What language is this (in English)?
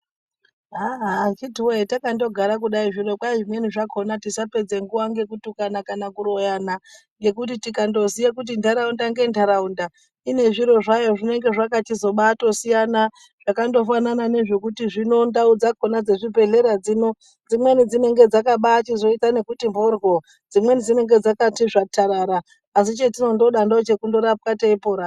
Ndau